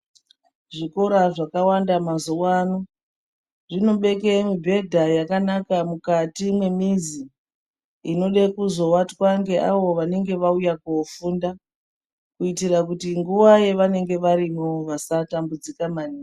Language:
Ndau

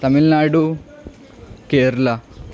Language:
Urdu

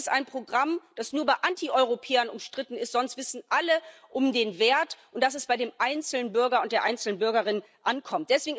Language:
German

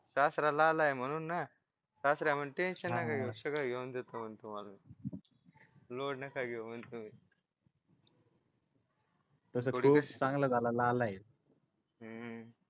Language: Marathi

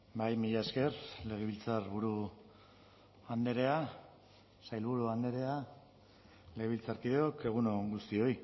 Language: Basque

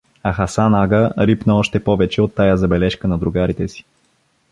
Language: Bulgarian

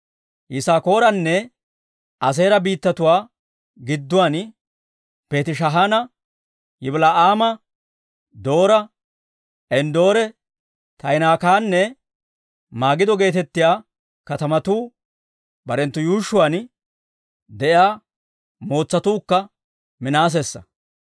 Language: Dawro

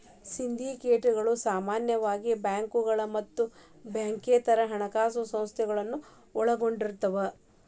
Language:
Kannada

